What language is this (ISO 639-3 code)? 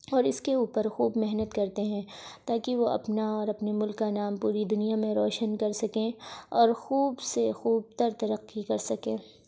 urd